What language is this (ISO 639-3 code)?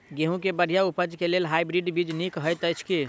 mai